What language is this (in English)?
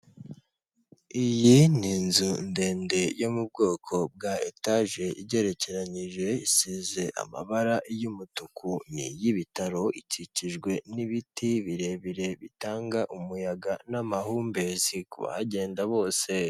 Kinyarwanda